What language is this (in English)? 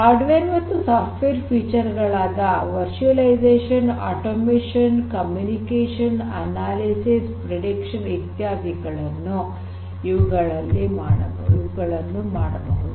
Kannada